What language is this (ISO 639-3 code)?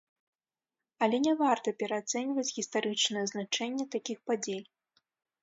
bel